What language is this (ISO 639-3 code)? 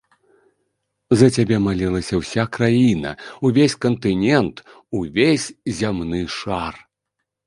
bel